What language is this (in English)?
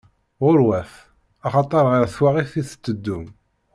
Kabyle